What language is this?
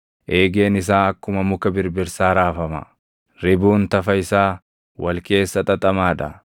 Oromo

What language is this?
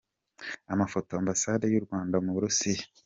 Kinyarwanda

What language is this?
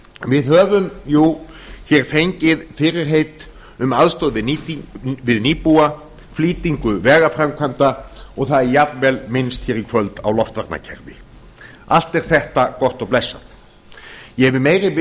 Icelandic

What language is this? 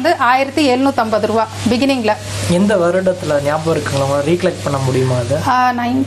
Tamil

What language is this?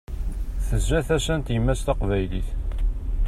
Kabyle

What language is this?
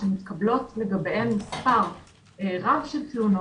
Hebrew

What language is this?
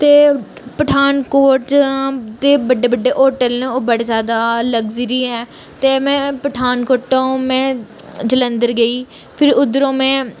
Dogri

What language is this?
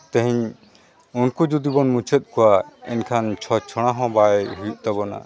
Santali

